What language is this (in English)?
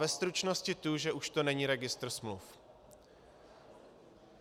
Czech